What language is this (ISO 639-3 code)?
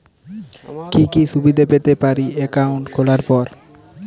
ben